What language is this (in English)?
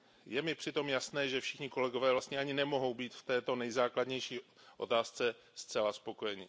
Czech